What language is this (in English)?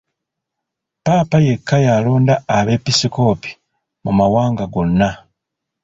Ganda